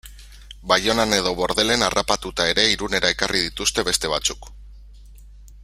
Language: Basque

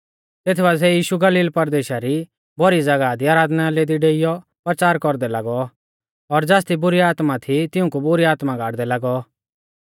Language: Mahasu Pahari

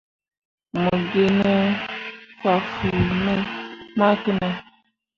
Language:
Mundang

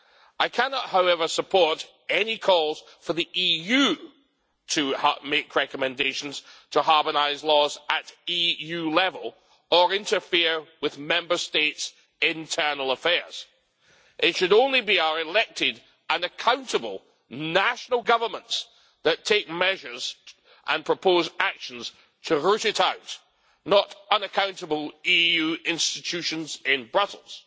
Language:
English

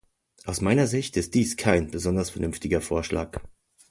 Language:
German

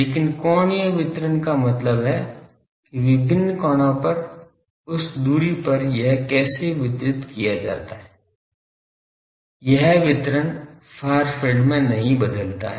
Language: Hindi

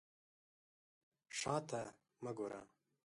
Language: Pashto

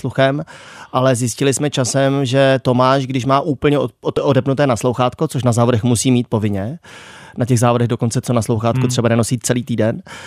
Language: Czech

